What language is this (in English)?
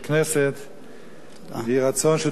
Hebrew